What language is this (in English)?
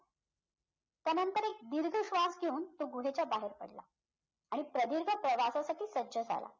Marathi